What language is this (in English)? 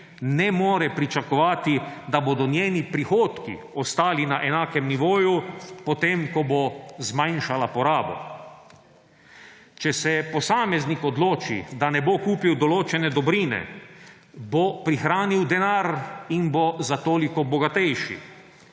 Slovenian